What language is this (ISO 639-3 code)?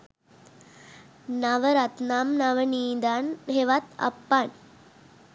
sin